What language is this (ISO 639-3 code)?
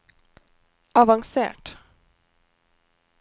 nor